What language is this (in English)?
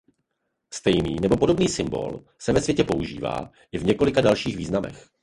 Czech